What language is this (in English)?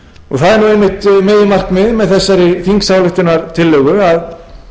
Icelandic